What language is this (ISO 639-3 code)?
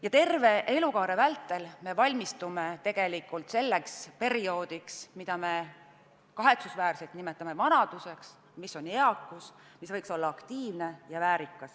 est